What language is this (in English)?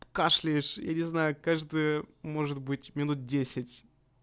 Russian